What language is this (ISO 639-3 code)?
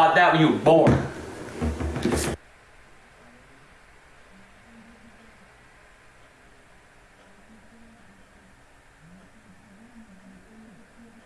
eng